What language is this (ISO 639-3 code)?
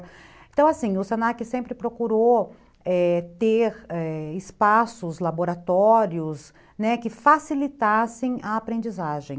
por